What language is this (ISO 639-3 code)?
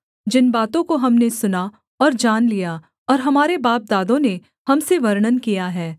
hin